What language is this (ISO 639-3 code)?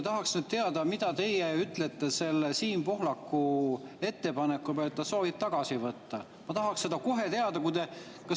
est